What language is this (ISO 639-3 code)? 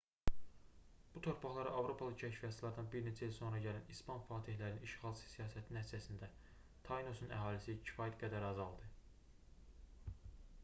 aze